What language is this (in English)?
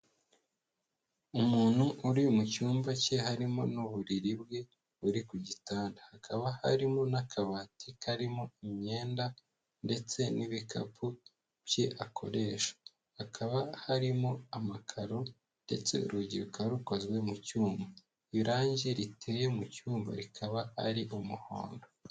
Kinyarwanda